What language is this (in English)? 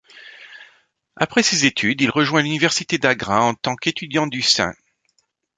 French